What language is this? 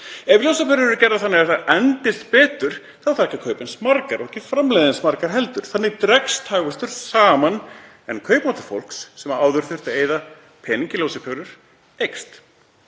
Icelandic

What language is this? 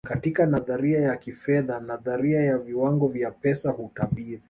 Swahili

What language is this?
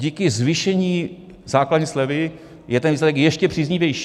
Czech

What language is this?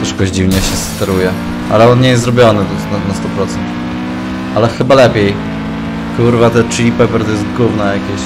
Polish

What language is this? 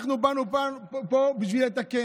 Hebrew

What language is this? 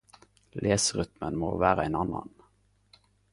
Norwegian Nynorsk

